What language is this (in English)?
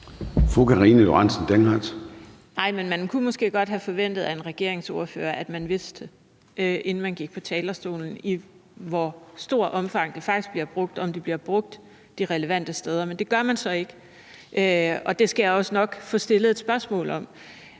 Danish